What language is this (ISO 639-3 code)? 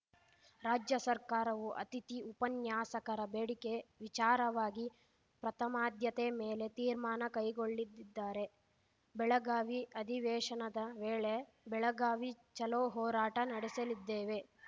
kan